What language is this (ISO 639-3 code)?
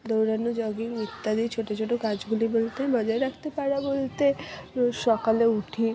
ben